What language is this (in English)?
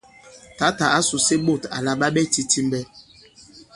Bankon